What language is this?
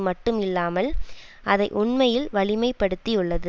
Tamil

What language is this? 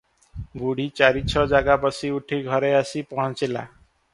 Odia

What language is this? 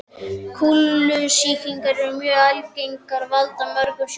Icelandic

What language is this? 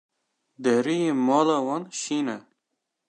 Kurdish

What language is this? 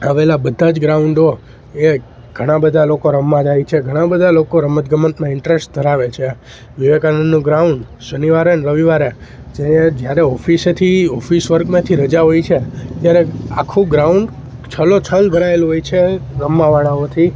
Gujarati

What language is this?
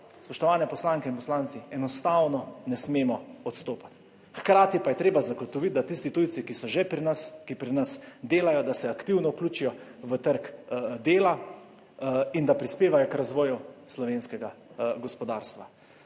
Slovenian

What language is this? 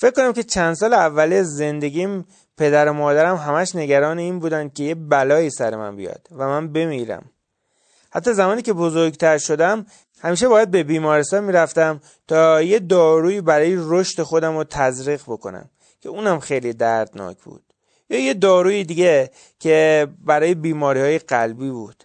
Persian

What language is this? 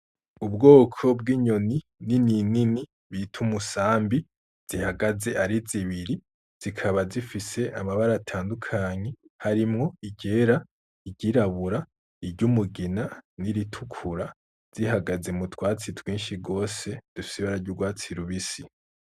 Rundi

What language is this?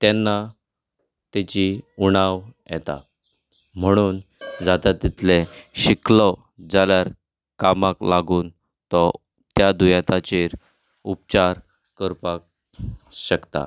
Konkani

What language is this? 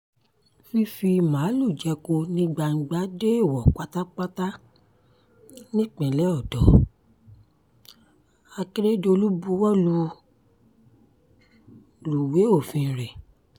Yoruba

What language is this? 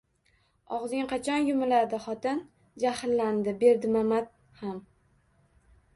Uzbek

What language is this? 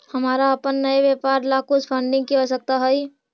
Magahi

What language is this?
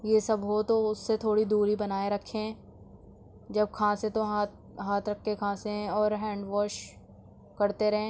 Urdu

